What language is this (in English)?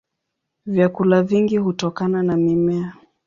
Swahili